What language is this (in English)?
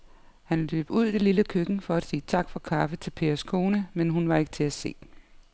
Danish